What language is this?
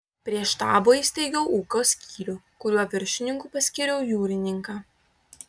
Lithuanian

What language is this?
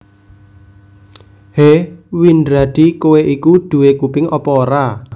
Javanese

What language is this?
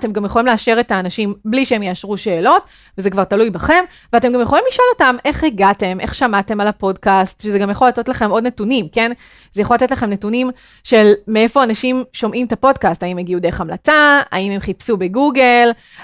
Hebrew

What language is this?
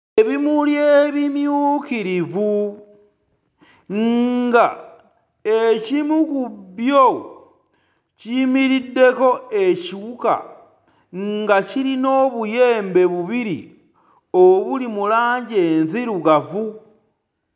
Ganda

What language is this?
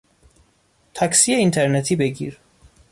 Persian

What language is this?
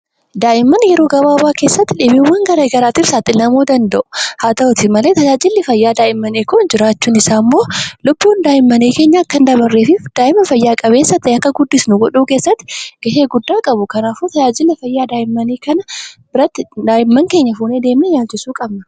Oromo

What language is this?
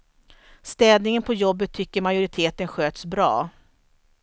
Swedish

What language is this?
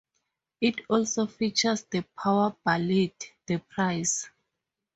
English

